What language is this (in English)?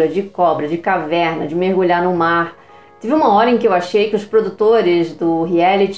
Portuguese